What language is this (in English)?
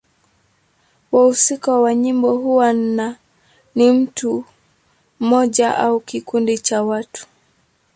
Swahili